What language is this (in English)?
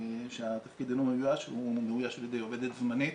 Hebrew